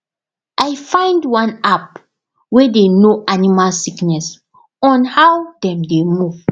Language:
Nigerian Pidgin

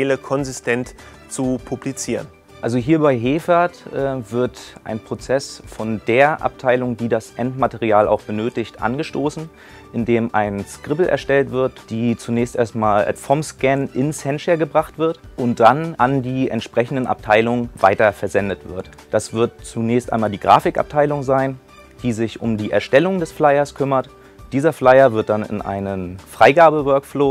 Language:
German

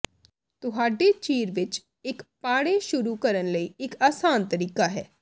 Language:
Punjabi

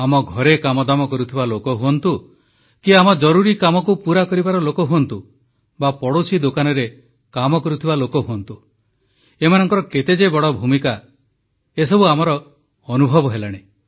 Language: Odia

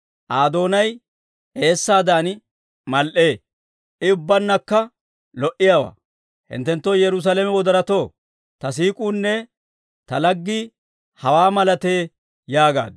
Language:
Dawro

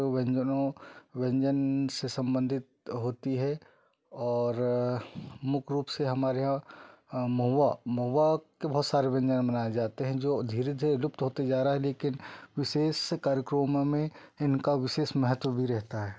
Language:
Hindi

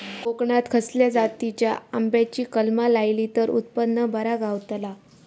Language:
Marathi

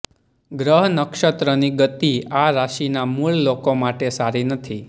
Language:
Gujarati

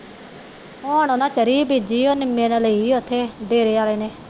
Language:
Punjabi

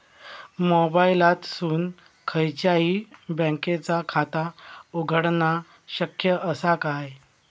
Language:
Marathi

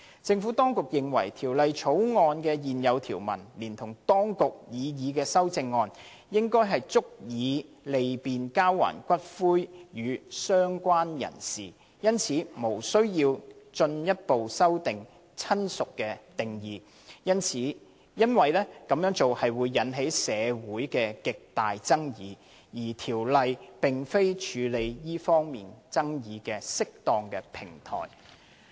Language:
Cantonese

